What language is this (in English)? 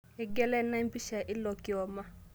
Masai